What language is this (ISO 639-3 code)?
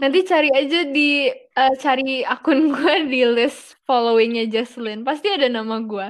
ind